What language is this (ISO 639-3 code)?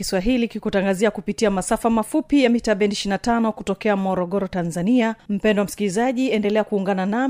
swa